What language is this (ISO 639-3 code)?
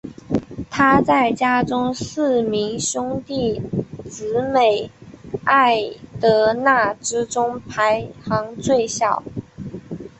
zho